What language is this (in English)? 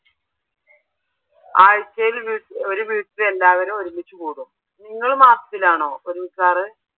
Malayalam